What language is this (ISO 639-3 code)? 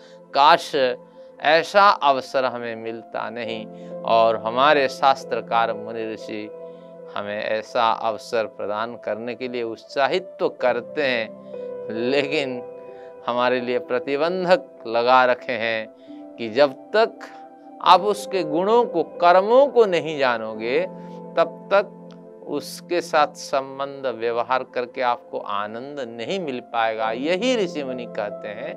hin